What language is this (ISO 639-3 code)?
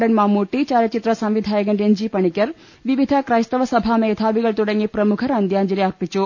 mal